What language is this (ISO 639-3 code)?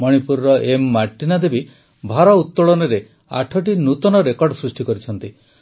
ori